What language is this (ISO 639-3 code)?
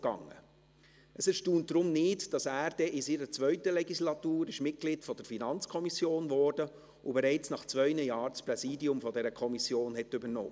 gsw